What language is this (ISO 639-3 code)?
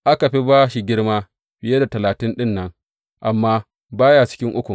hau